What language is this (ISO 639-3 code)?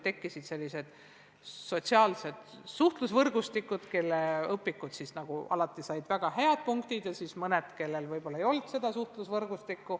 est